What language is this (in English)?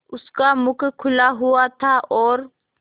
Hindi